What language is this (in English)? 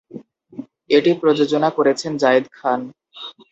Bangla